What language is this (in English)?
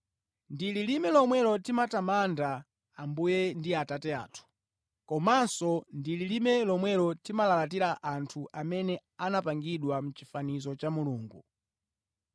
Nyanja